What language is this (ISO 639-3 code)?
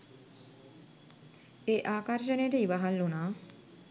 sin